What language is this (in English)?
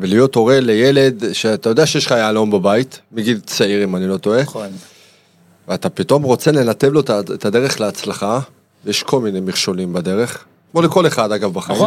Hebrew